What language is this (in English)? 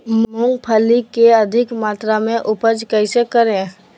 Magahi